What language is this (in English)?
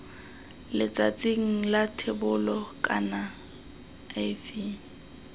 Tswana